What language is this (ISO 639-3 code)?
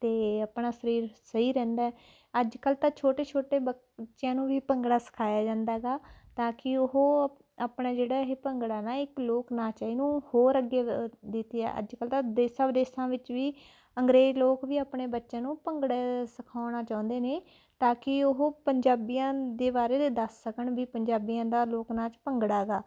pan